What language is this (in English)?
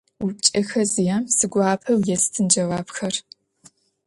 Adyghe